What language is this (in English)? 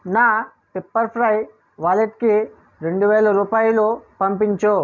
Telugu